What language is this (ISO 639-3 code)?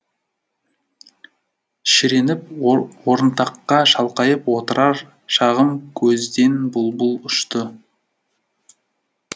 kaz